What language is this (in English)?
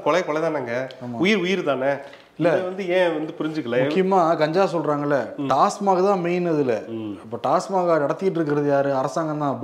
Tamil